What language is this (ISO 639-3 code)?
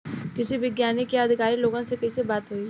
bho